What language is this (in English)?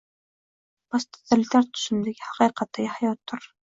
Uzbek